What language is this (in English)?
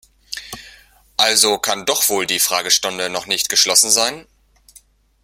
German